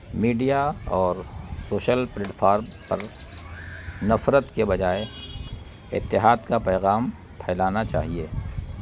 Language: Urdu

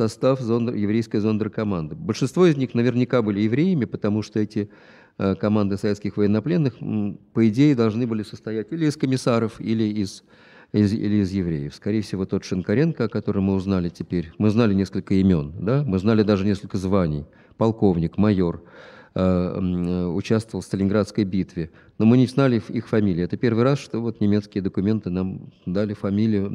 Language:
Russian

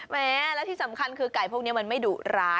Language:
Thai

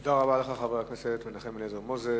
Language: Hebrew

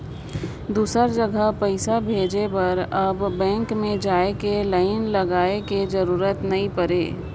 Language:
Chhattisgarhi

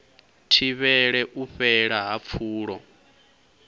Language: Venda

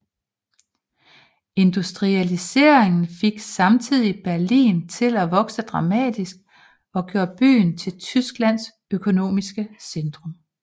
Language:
Danish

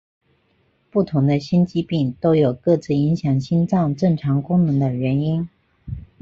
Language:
Chinese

